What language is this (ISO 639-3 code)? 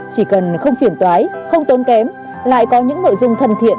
vie